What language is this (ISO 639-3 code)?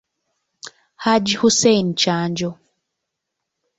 lug